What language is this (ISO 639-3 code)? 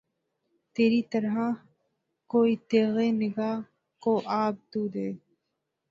urd